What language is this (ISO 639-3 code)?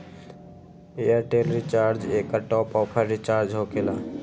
mag